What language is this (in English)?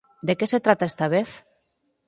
Galician